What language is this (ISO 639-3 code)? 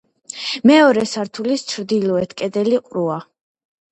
kat